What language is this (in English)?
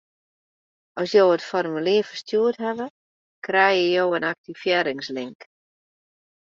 Western Frisian